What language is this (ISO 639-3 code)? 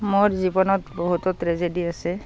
asm